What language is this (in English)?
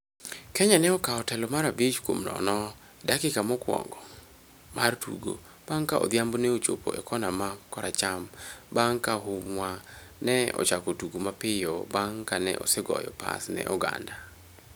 Luo (Kenya and Tanzania)